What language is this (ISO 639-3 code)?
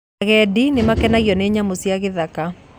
kik